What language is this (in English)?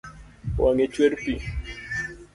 Luo (Kenya and Tanzania)